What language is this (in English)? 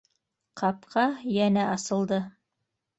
Bashkir